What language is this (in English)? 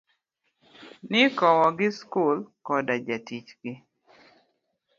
Luo (Kenya and Tanzania)